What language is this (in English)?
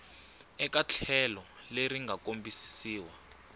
Tsonga